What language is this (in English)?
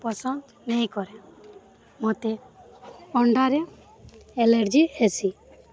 Odia